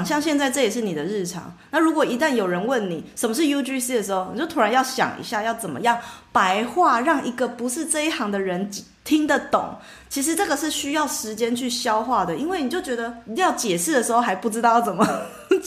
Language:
Chinese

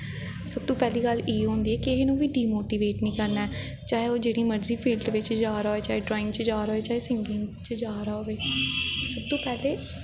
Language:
Dogri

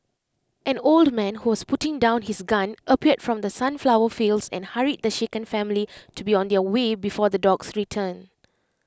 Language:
English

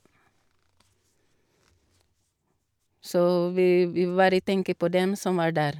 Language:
Norwegian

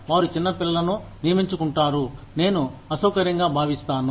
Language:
Telugu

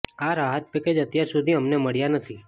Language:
Gujarati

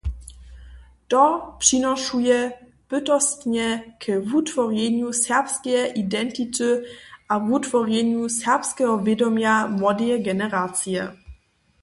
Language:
Upper Sorbian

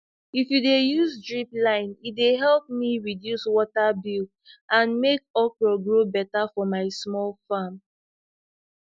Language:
Nigerian Pidgin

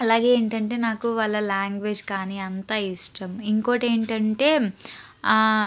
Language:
Telugu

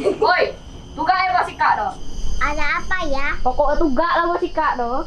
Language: Indonesian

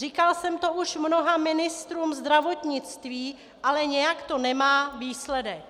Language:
Czech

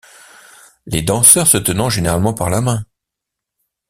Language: French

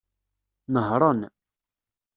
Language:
Kabyle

